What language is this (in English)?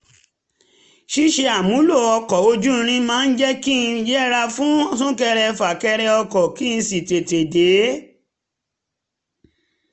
Yoruba